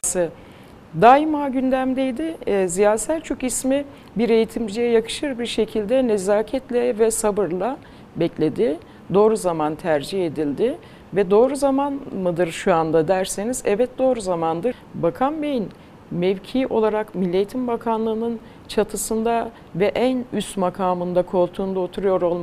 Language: Turkish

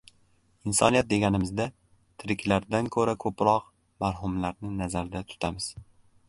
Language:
Uzbek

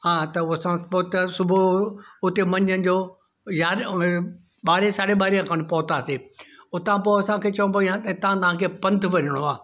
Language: Sindhi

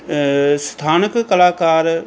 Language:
Punjabi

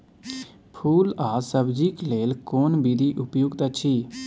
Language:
Maithili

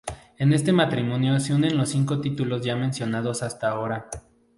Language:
Spanish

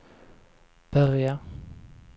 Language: Swedish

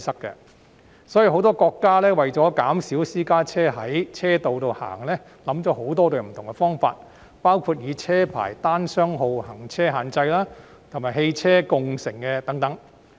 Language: Cantonese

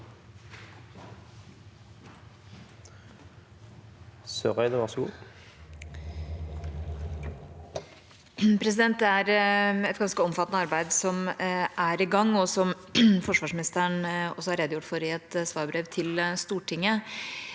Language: Norwegian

